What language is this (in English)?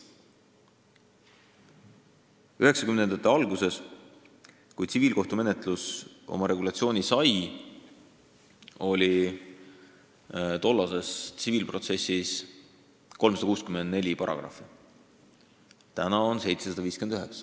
Estonian